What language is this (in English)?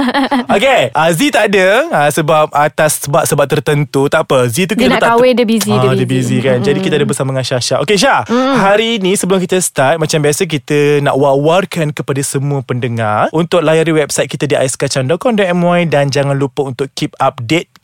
Malay